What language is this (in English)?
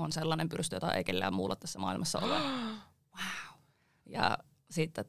Finnish